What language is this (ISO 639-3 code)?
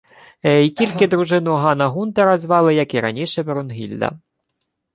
ukr